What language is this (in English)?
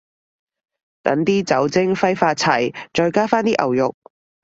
Cantonese